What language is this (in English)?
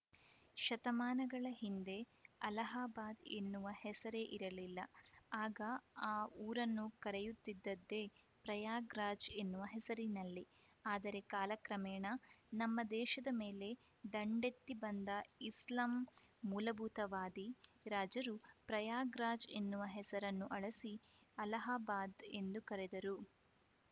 Kannada